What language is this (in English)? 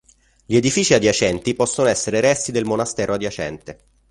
Italian